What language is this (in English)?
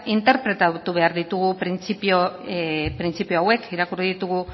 Basque